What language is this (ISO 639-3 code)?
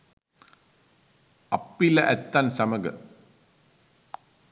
sin